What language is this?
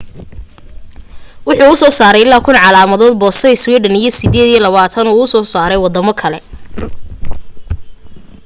Somali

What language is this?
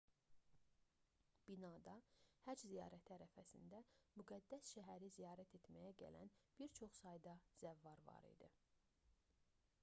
Azerbaijani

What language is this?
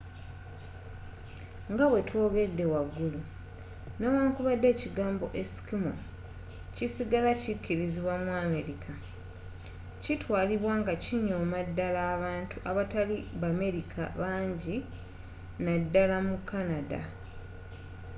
Ganda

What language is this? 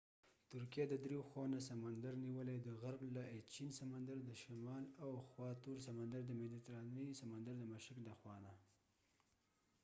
Pashto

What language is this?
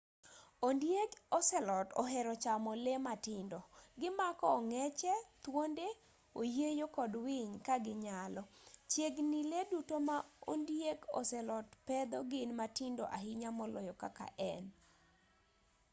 Luo (Kenya and Tanzania)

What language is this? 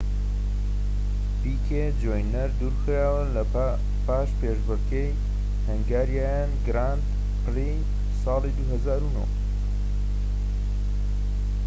Central Kurdish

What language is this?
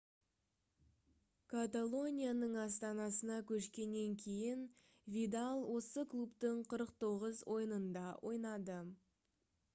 Kazakh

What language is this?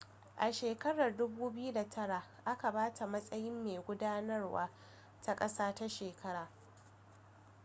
Hausa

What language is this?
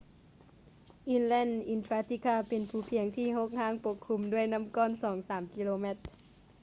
Lao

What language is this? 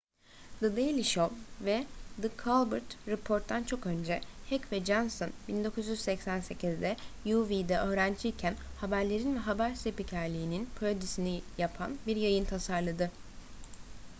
Turkish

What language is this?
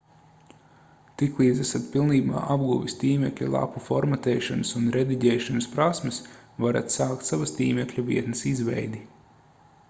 Latvian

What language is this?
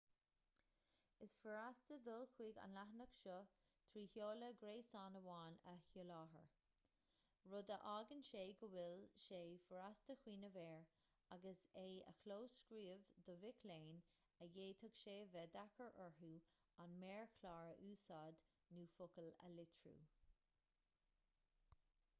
Irish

